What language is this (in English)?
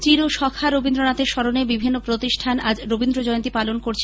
Bangla